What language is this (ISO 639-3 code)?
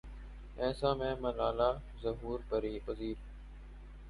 urd